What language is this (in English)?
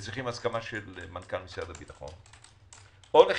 Hebrew